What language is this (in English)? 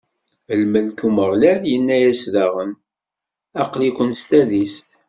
Kabyle